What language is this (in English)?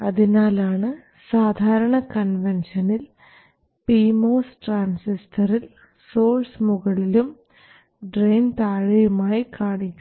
Malayalam